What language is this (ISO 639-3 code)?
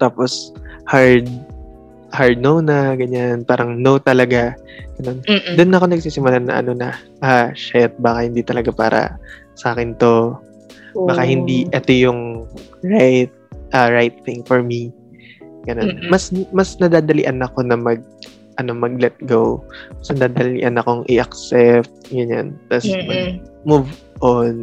fil